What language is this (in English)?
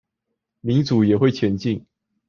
Chinese